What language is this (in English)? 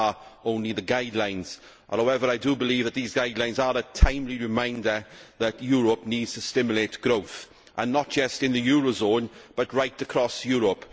English